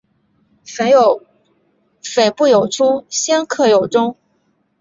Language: Chinese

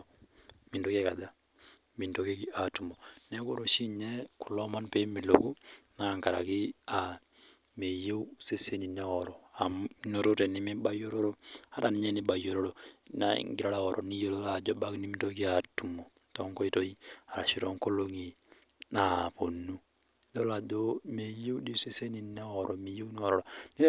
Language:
Masai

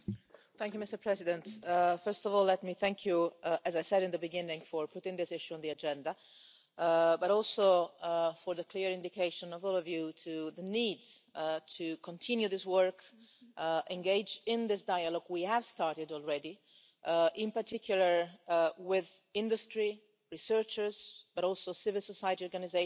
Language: English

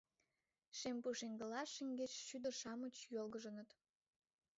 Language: Mari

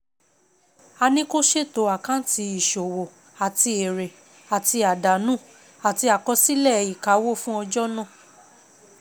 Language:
Yoruba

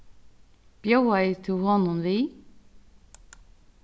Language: Faroese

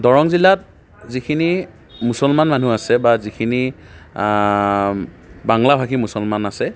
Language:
Assamese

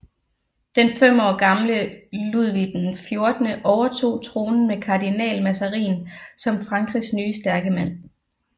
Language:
Danish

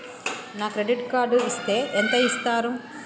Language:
Telugu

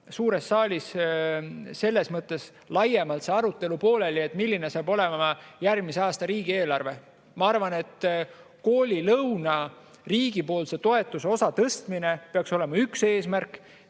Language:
Estonian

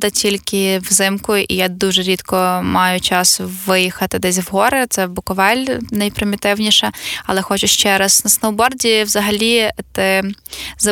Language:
Ukrainian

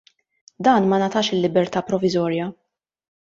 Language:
Maltese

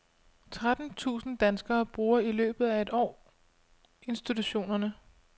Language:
Danish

